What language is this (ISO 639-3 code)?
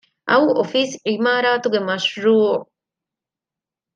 div